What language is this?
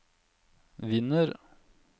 Norwegian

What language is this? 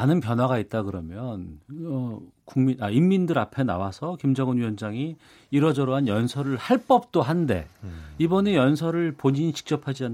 Korean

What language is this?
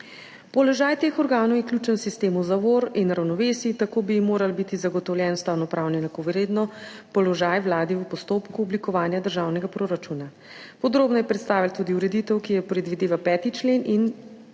Slovenian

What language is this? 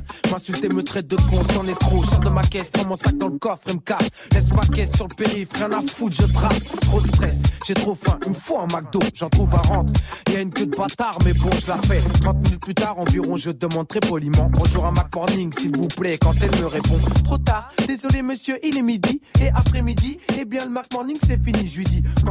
French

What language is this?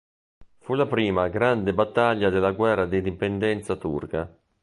Italian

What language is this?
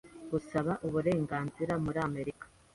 Kinyarwanda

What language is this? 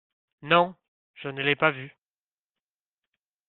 French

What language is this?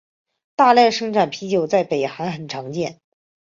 Chinese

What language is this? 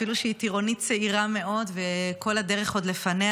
Hebrew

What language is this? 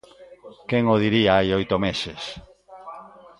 Galician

